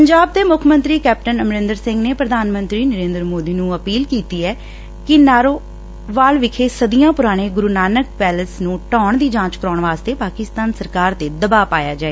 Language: Punjabi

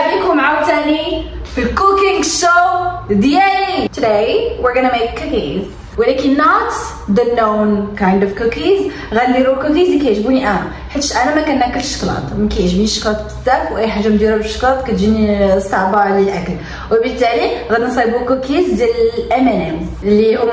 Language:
Arabic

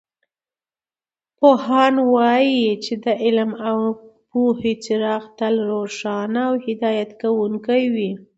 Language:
Pashto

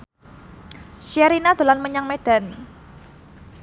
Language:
Javanese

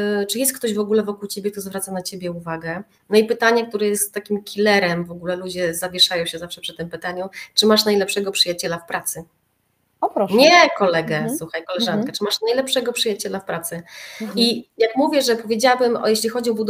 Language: Polish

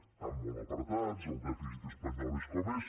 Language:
Catalan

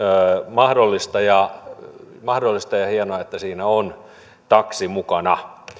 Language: Finnish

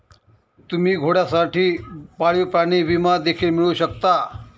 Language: Marathi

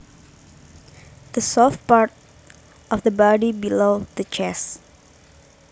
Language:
Javanese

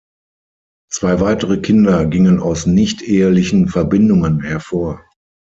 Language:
German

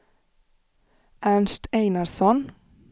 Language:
Swedish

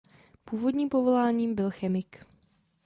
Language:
Czech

